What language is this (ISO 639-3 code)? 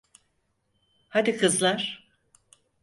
tur